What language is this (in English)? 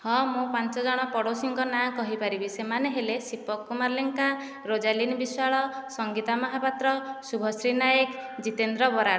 Odia